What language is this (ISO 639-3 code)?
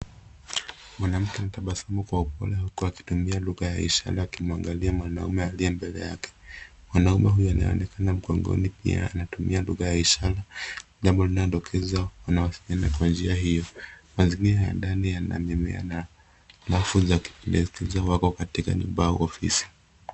swa